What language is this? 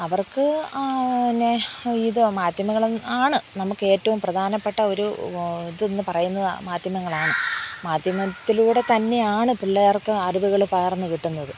Malayalam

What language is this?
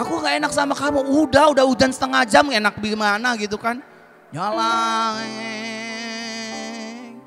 Indonesian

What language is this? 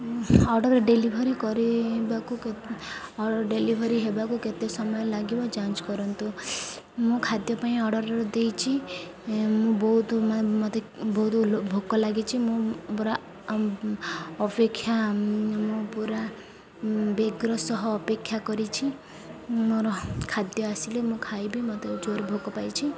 Odia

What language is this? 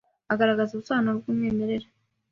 Kinyarwanda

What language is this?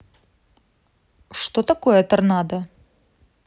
Russian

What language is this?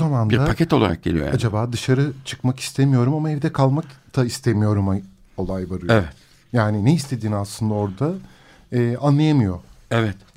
Turkish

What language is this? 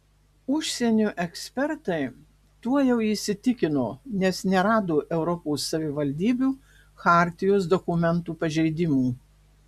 Lithuanian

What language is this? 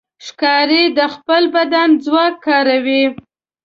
Pashto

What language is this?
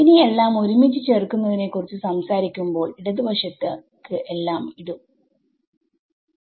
Malayalam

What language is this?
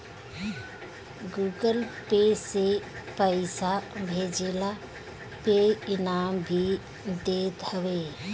Bhojpuri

